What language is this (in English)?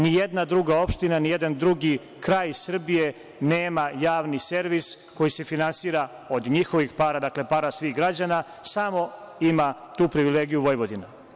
Serbian